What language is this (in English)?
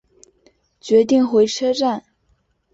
Chinese